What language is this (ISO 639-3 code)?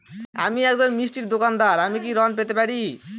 ben